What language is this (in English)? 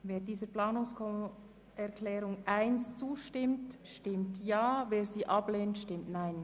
Swiss German